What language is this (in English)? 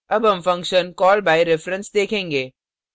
Hindi